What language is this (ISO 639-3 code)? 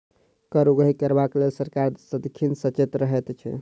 mai